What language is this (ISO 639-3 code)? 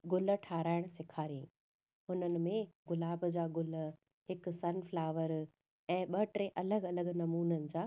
snd